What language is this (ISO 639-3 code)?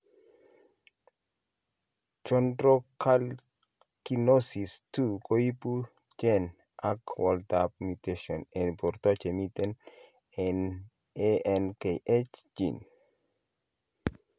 kln